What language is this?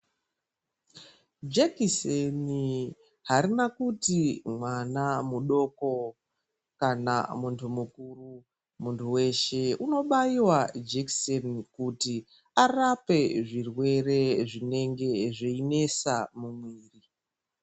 Ndau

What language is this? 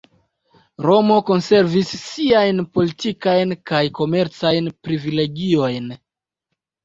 Esperanto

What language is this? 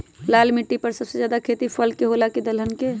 Magahi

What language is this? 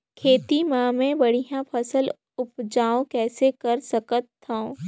Chhattisgarhi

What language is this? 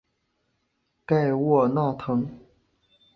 Chinese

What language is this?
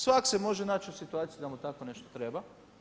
Croatian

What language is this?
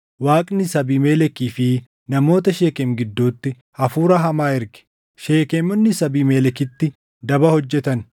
Oromo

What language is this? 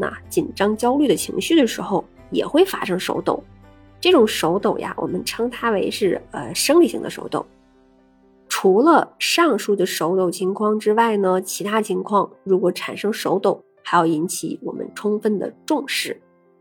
Chinese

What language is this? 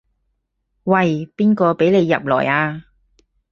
Cantonese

